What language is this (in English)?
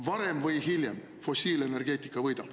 Estonian